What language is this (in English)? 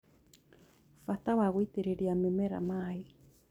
Kikuyu